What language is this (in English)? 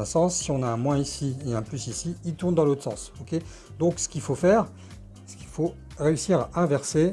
French